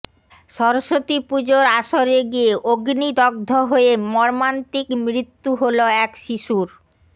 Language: Bangla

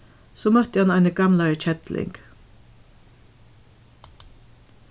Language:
Faroese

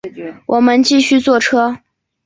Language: Chinese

